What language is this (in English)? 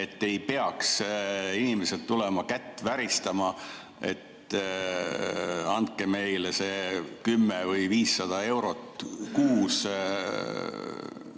Estonian